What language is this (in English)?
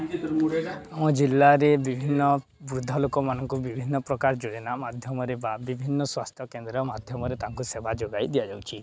Odia